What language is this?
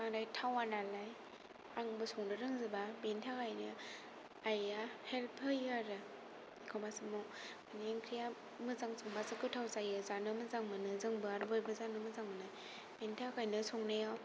Bodo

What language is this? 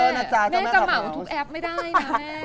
Thai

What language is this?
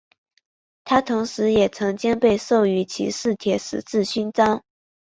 Chinese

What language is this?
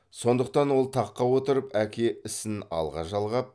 Kazakh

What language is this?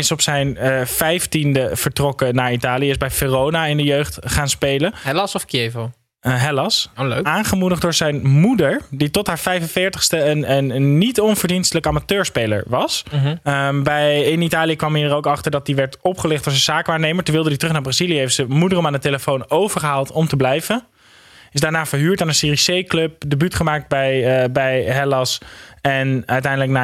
Dutch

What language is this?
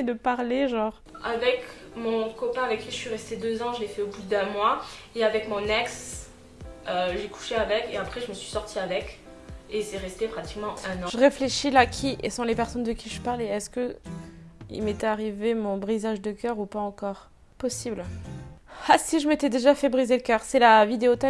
French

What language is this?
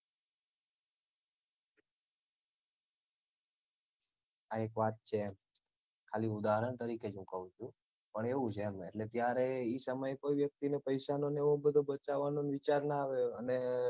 Gujarati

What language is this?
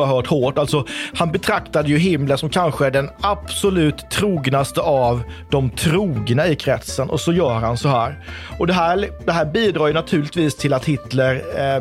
Swedish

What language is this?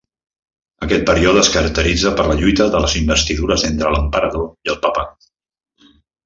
Catalan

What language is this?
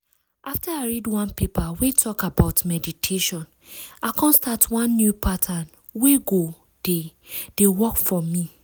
Nigerian Pidgin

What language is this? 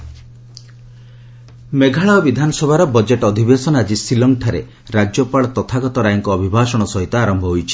Odia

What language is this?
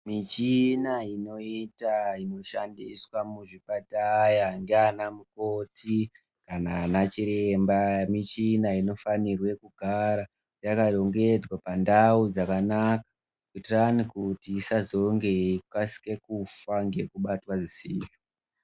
Ndau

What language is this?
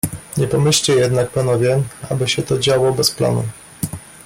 Polish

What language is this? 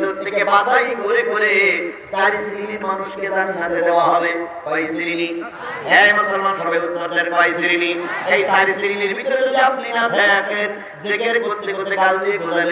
Indonesian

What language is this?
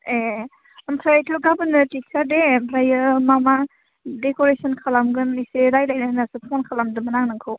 Bodo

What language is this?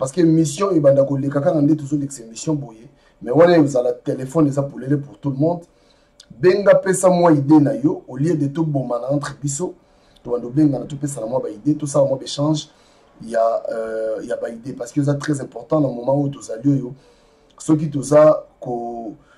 French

